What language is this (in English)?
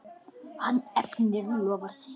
Icelandic